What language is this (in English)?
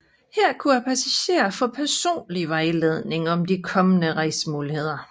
Danish